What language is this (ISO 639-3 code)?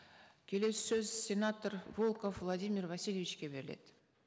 kaz